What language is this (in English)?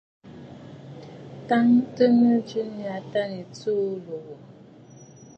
Bafut